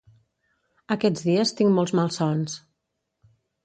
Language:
Catalan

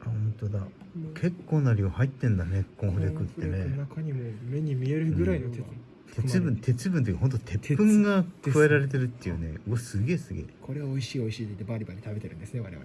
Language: Japanese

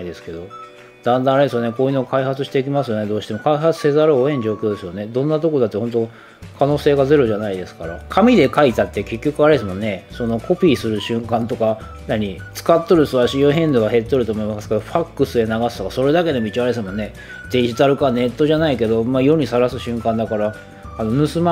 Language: Japanese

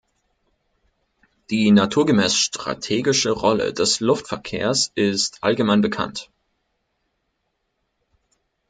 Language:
German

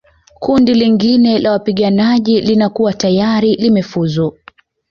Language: Swahili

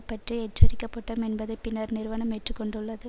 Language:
Tamil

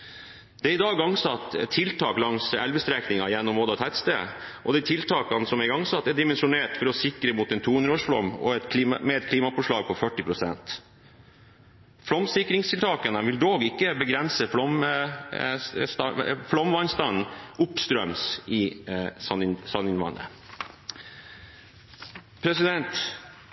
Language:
Norwegian Bokmål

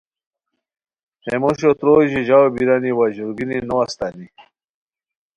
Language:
Khowar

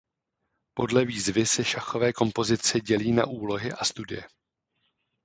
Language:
Czech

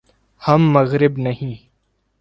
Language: Urdu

